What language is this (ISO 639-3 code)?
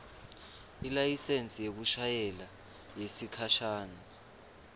ssw